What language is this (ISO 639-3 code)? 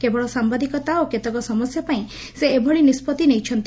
ori